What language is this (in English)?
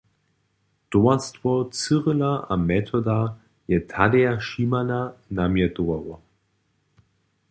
Upper Sorbian